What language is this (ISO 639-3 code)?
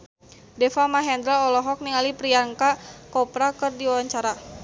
sun